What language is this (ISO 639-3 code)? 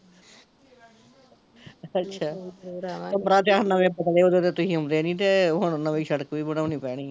pan